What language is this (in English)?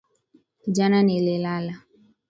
Swahili